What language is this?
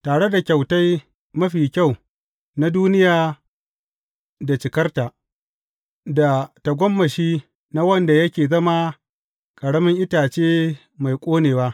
Hausa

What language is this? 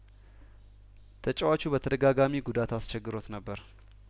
Amharic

